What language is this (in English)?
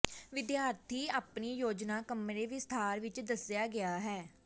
Punjabi